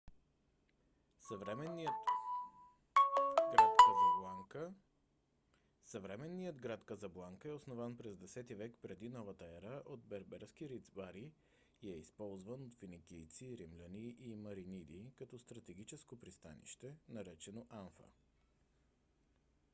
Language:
Bulgarian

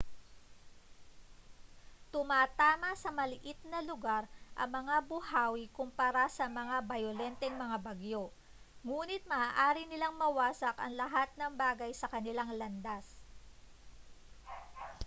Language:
Filipino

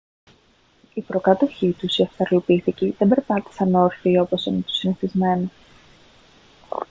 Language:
Greek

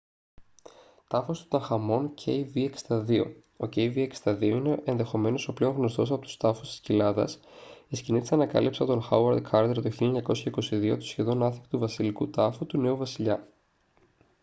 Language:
Greek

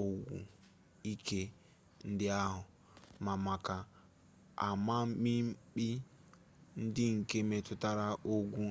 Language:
Igbo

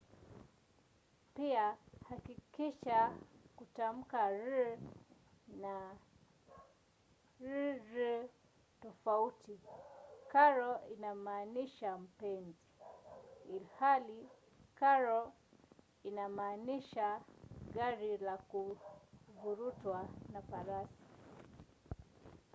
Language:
Swahili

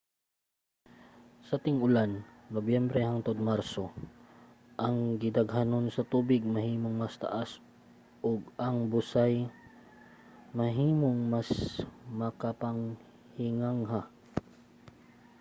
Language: Cebuano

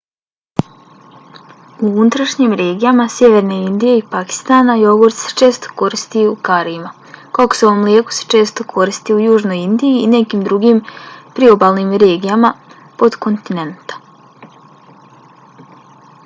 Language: Bosnian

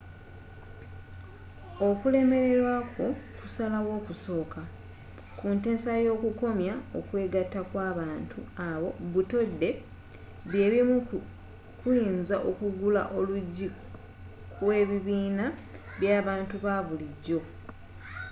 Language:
Ganda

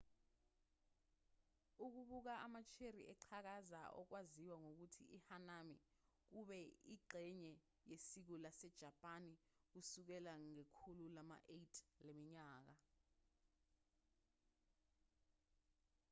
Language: Zulu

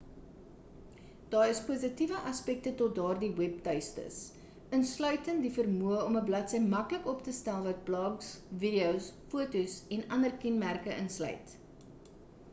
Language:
Afrikaans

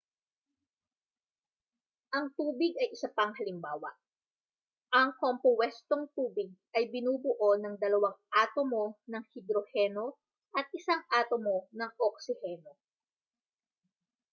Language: Filipino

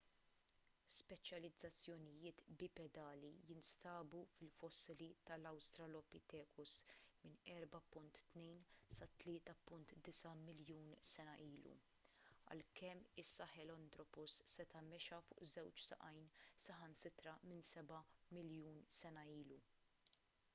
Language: Maltese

